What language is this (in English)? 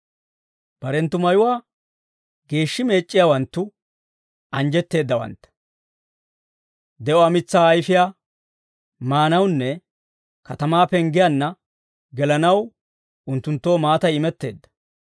Dawro